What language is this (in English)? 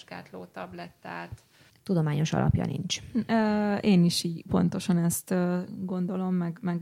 Hungarian